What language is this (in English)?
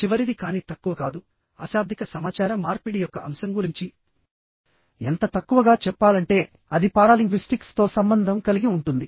Telugu